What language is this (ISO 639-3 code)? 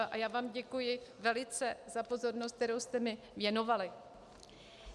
ces